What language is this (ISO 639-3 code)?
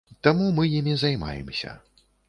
bel